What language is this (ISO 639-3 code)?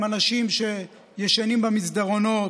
heb